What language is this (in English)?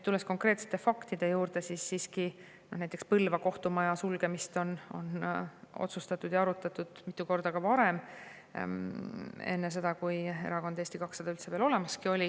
Estonian